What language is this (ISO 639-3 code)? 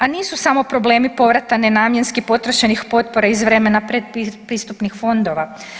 hrv